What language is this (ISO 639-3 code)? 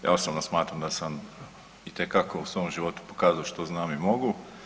hrv